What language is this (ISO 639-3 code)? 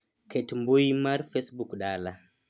luo